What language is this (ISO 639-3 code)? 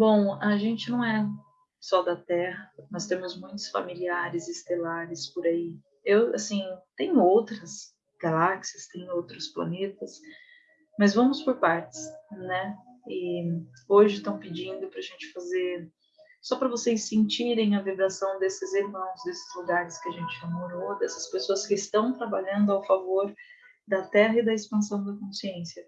por